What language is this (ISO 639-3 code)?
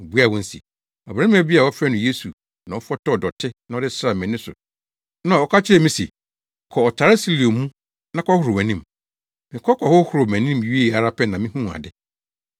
aka